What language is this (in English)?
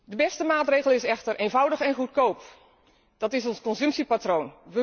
Dutch